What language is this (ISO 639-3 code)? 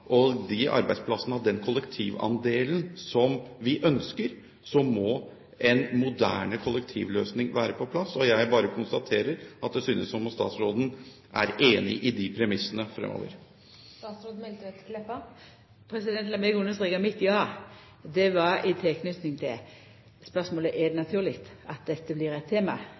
nor